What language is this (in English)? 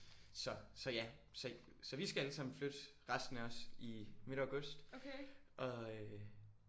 Danish